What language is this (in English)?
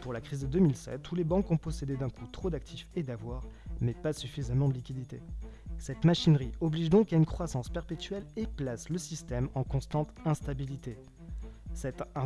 French